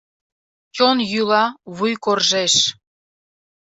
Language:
Mari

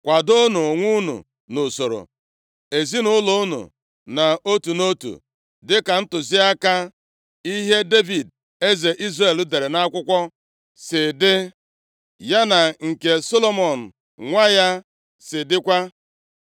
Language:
Igbo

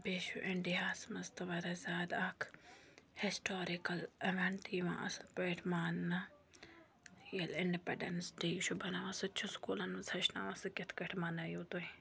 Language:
Kashmiri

